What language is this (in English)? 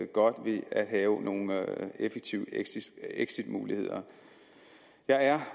Danish